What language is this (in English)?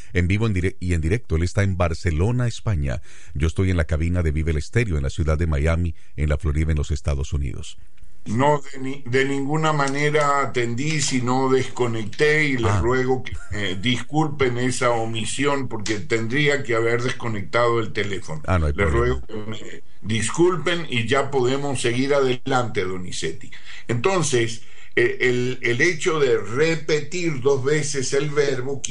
Spanish